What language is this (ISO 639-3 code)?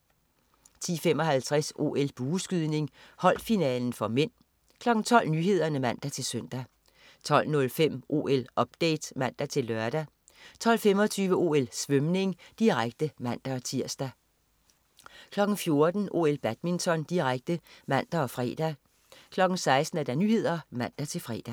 dan